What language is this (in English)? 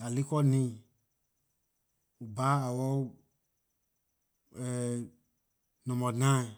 Liberian English